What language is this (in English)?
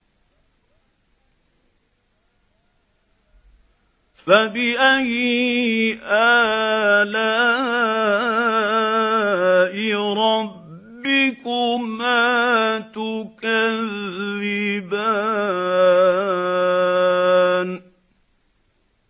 Arabic